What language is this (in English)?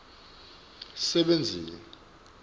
Swati